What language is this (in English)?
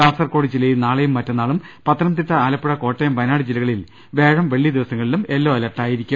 Malayalam